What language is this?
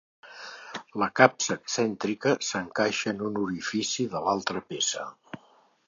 Catalan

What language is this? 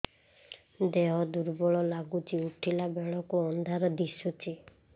Odia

